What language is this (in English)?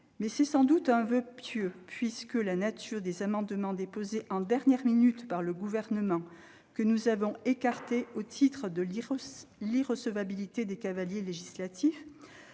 French